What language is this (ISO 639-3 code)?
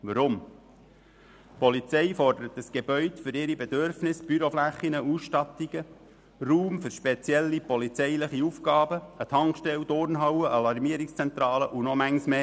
gsw